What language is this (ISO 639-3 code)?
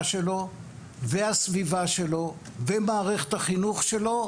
heb